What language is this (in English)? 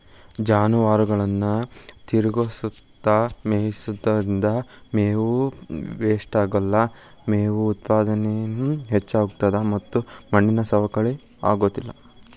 Kannada